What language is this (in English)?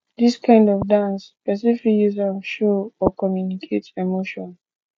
Nigerian Pidgin